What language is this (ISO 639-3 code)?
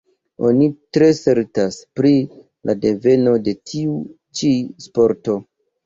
epo